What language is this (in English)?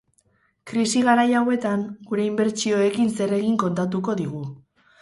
Basque